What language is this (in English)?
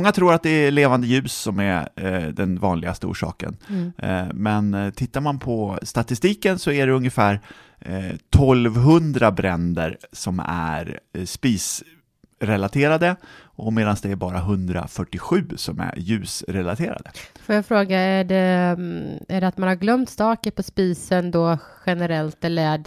Swedish